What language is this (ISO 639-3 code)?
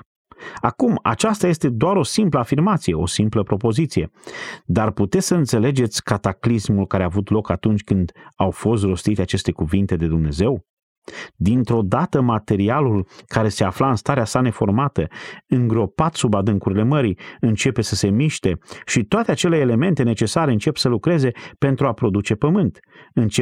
ron